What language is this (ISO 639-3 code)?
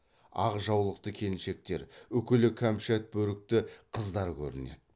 kaz